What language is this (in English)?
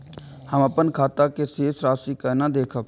Maithili